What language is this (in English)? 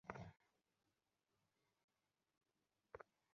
Bangla